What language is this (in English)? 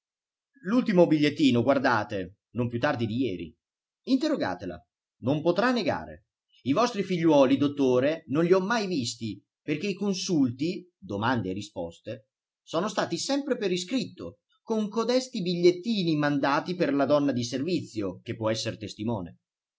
Italian